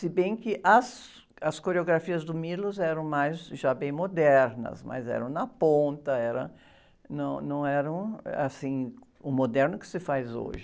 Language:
Portuguese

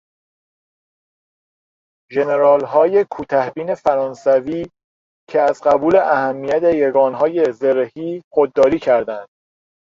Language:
Persian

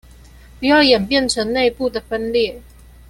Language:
Chinese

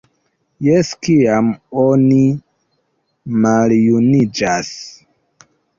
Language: Esperanto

